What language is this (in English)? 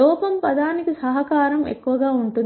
Telugu